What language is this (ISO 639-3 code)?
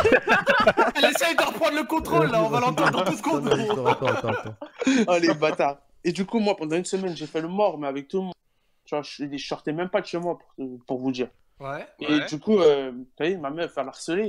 fra